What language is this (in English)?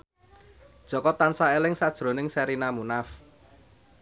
Javanese